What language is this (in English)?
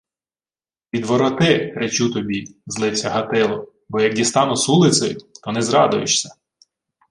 Ukrainian